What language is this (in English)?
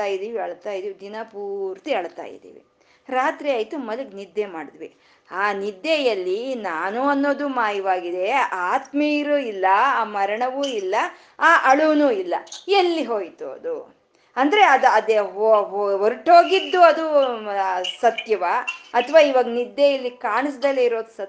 Kannada